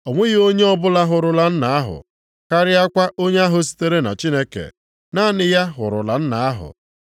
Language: Igbo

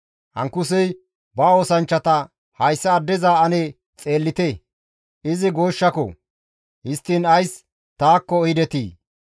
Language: Gamo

